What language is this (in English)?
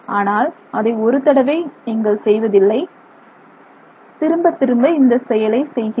Tamil